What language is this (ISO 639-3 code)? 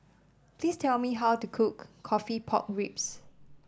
eng